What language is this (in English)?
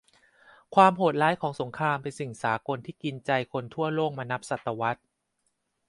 Thai